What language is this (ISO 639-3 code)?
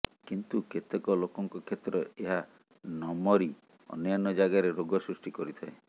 ori